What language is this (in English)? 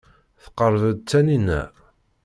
Kabyle